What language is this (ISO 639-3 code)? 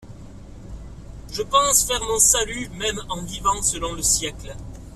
fra